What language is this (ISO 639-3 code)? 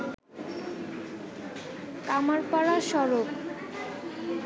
ben